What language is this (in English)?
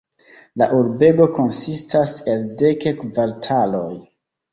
Esperanto